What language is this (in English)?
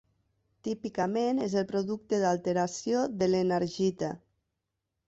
Catalan